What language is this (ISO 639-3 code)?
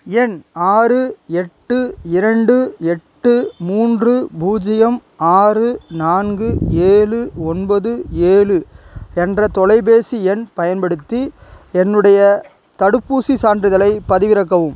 tam